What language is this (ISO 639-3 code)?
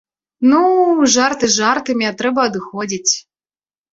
bel